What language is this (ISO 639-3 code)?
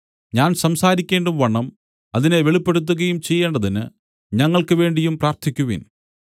mal